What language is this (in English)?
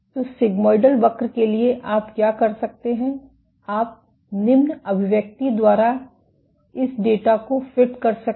Hindi